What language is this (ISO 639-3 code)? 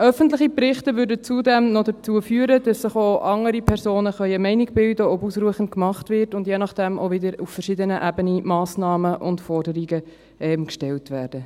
gsw